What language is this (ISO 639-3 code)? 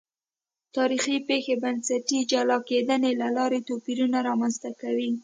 pus